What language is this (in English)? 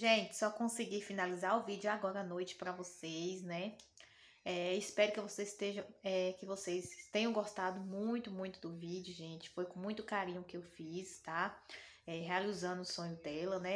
Portuguese